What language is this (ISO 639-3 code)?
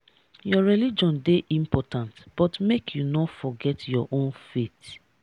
pcm